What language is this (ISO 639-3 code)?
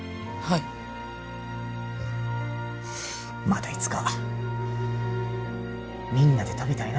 jpn